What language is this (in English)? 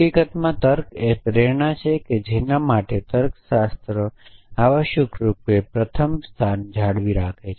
Gujarati